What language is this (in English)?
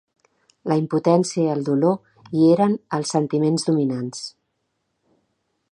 Catalan